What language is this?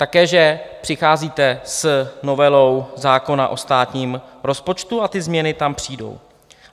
Czech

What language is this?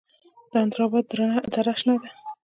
Pashto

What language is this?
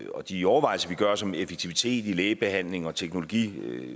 Danish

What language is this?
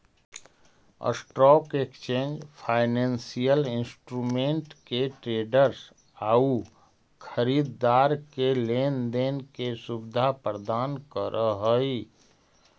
Magahi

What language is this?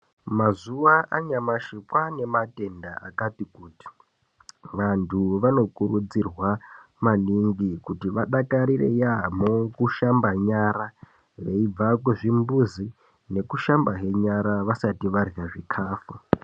Ndau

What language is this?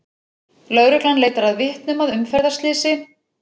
Icelandic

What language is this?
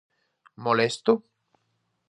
Galician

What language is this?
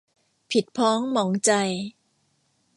Thai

